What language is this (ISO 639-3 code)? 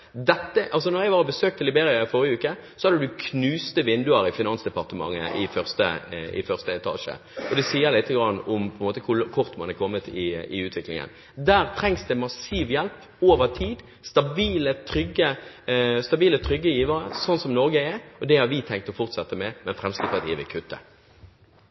nob